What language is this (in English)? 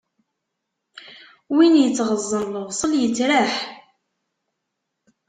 Kabyle